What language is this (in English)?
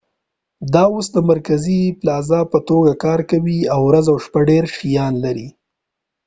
Pashto